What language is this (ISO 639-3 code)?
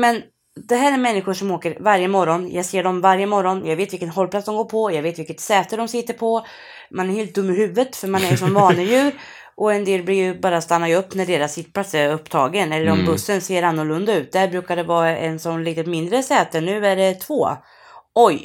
swe